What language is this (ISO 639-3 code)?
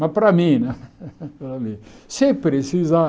por